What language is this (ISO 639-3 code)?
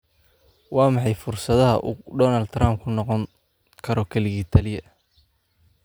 som